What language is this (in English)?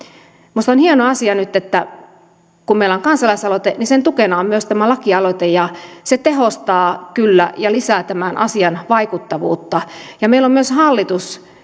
Finnish